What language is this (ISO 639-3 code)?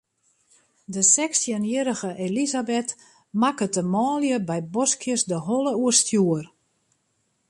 fry